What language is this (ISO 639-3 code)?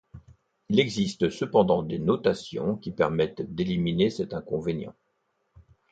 fra